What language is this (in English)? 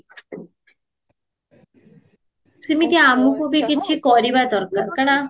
Odia